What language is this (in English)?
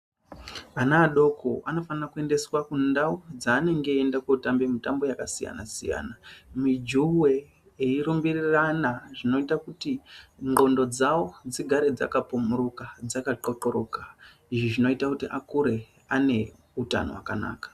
Ndau